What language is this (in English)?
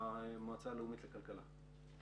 Hebrew